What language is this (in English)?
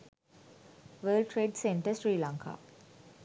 Sinhala